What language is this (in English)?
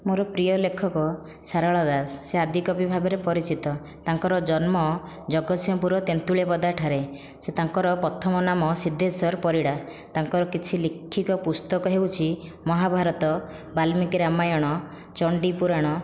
Odia